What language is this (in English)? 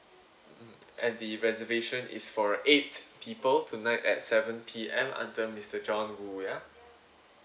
English